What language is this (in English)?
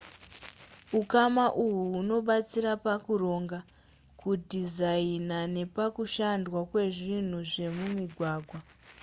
Shona